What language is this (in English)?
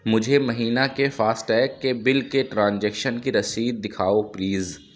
Urdu